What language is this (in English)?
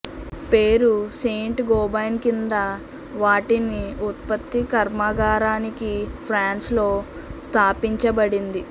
Telugu